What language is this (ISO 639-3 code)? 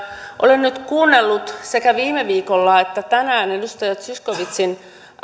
fin